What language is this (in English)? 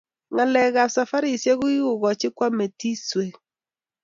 Kalenjin